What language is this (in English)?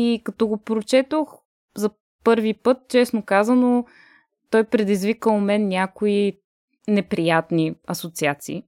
Bulgarian